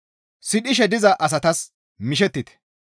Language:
Gamo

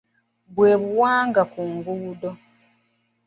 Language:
Ganda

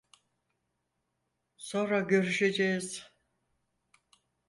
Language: Turkish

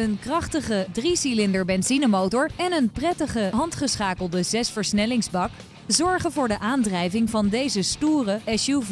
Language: Dutch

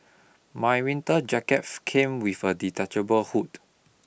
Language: English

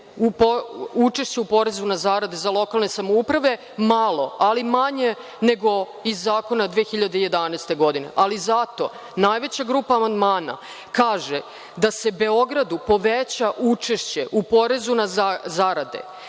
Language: Serbian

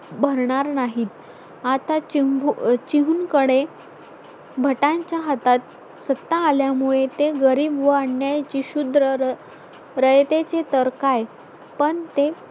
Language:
Marathi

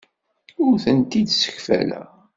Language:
Kabyle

